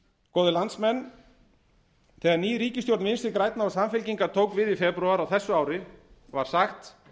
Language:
Icelandic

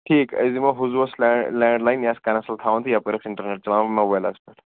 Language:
Kashmiri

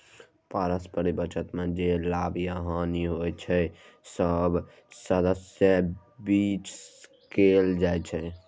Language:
Maithili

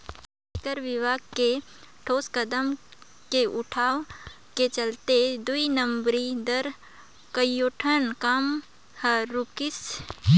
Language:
Chhattisgarhi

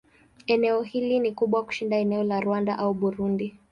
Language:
Swahili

